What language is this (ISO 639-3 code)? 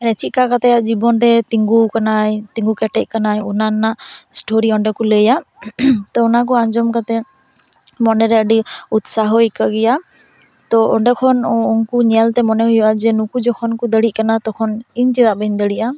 sat